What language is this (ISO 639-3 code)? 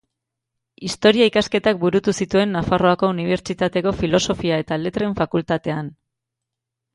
eus